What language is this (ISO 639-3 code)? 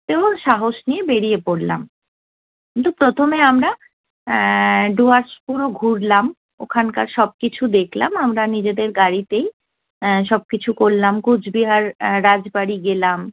ben